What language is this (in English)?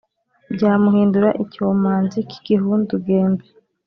Kinyarwanda